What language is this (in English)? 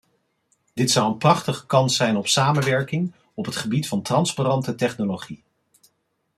Dutch